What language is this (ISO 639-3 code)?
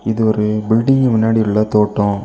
tam